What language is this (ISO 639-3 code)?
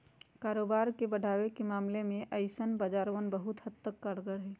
mag